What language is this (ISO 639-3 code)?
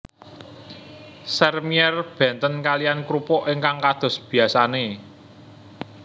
jav